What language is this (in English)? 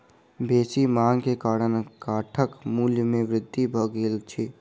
Maithili